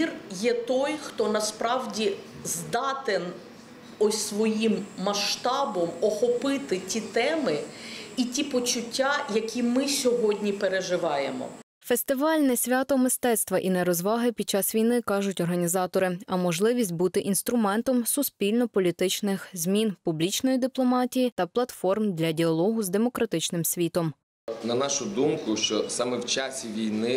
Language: Ukrainian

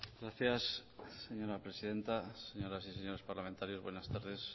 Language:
Spanish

